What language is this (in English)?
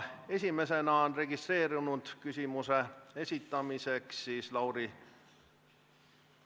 Estonian